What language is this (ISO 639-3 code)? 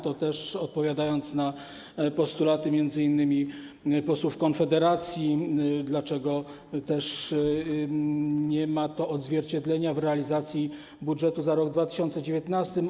pol